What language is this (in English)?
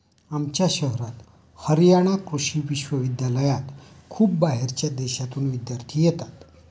Marathi